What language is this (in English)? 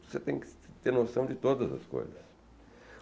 Portuguese